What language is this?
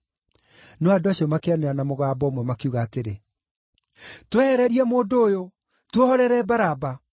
Kikuyu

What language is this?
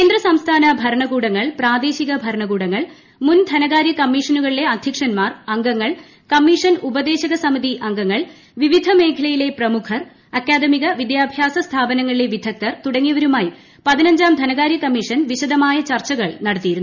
Malayalam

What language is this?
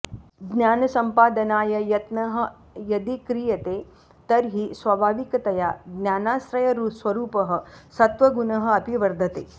Sanskrit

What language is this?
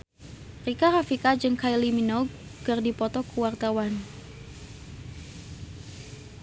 Sundanese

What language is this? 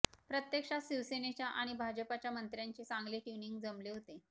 Marathi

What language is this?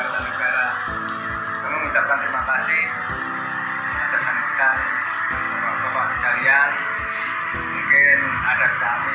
Indonesian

